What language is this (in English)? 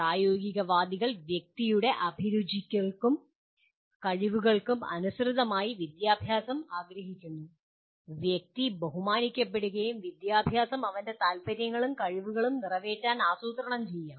Malayalam